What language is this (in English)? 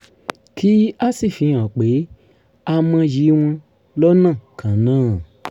Yoruba